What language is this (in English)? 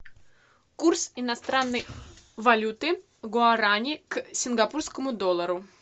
Russian